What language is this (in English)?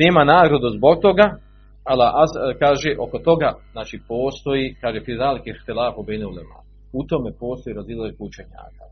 Croatian